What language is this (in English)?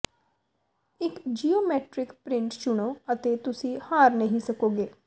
Punjabi